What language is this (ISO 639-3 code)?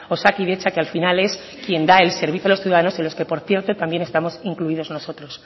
spa